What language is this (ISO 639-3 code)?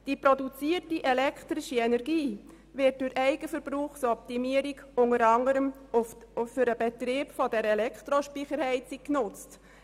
gsw